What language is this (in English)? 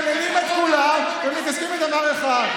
Hebrew